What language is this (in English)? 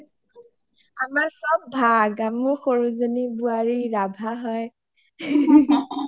Assamese